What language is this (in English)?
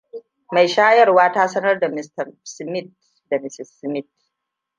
Hausa